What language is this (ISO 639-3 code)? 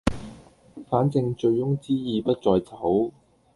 yue